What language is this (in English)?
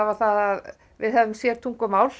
Icelandic